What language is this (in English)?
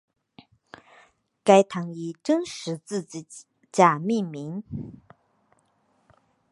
Chinese